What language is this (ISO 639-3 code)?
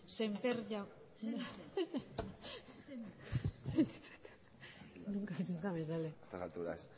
eus